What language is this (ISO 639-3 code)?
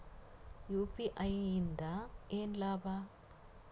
kan